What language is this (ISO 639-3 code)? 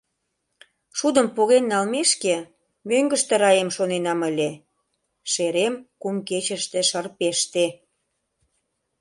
chm